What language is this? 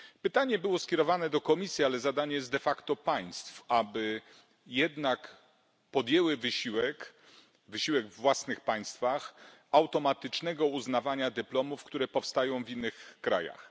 Polish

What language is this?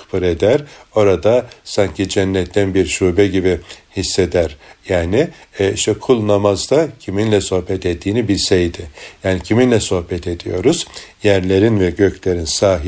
Turkish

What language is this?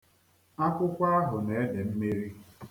Igbo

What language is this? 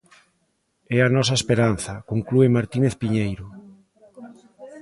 Galician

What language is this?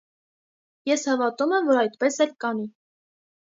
Armenian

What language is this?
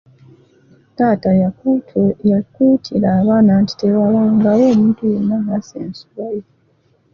Ganda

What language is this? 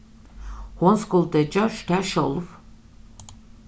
Faroese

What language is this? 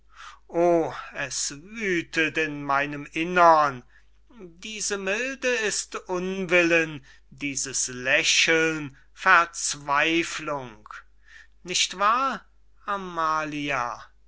German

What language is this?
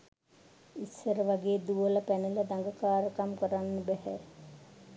Sinhala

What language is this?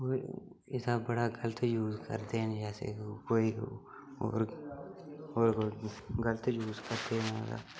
Dogri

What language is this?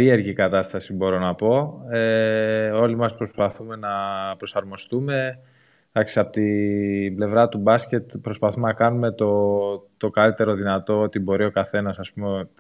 Greek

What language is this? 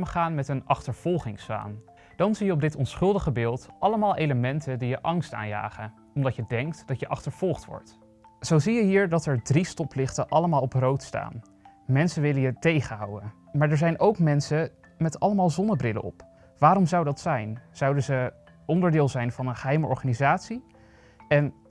Dutch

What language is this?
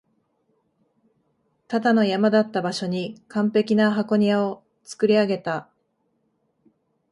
Japanese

